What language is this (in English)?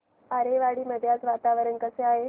Marathi